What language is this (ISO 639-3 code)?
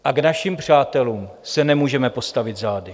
ces